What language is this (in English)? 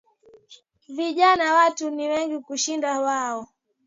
Swahili